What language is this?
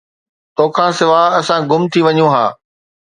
Sindhi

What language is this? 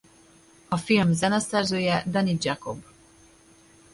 Hungarian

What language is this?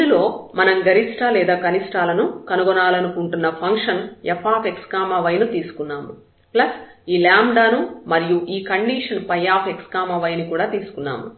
Telugu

